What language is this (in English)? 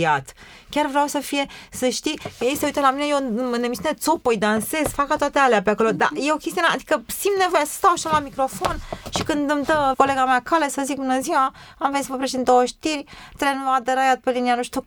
Romanian